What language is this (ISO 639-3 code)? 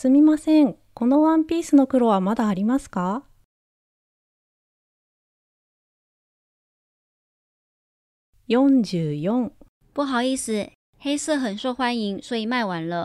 jpn